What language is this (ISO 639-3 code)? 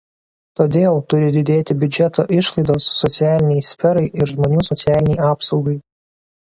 lit